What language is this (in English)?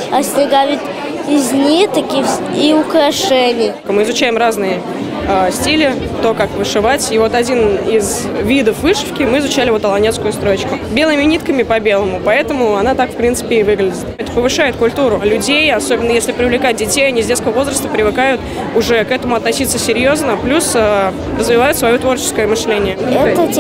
Russian